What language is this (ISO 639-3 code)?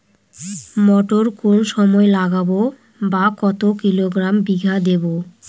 ben